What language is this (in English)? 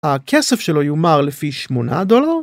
Hebrew